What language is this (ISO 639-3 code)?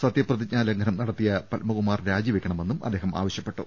mal